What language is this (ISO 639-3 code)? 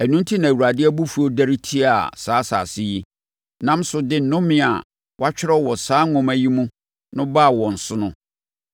aka